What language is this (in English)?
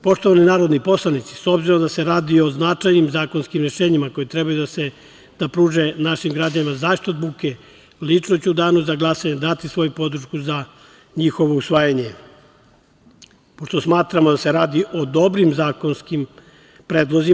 Serbian